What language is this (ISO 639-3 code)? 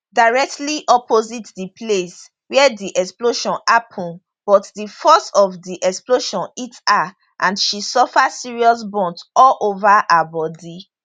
pcm